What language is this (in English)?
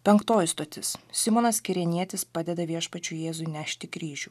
Lithuanian